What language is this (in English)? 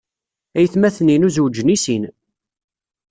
Kabyle